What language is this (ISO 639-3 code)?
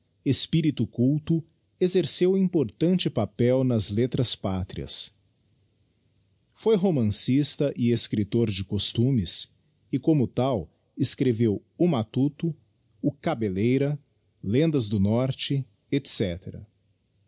por